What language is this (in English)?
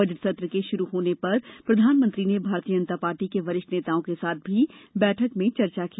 Hindi